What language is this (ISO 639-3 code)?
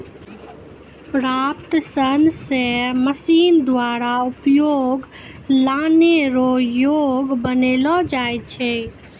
mai